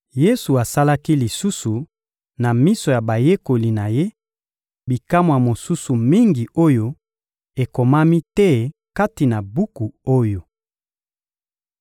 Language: Lingala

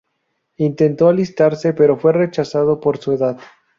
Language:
Spanish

